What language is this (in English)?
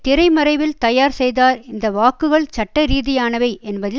Tamil